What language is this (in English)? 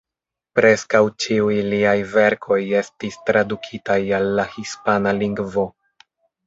Esperanto